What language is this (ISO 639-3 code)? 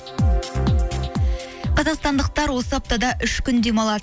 kaz